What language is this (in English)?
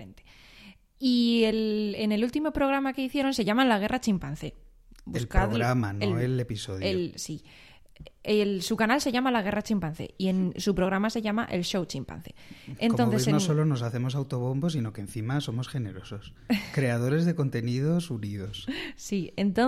Spanish